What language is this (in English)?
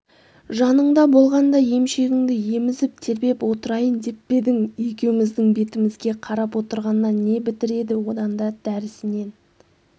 Kazakh